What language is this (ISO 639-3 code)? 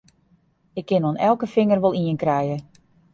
fry